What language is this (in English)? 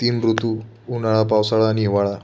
Marathi